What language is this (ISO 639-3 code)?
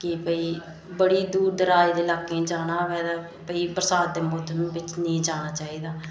doi